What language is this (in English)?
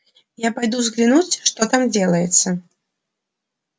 Russian